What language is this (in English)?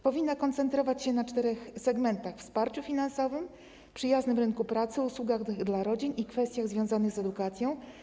Polish